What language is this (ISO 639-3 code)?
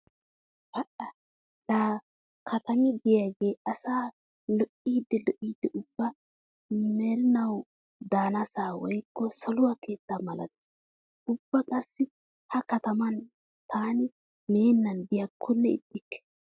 wal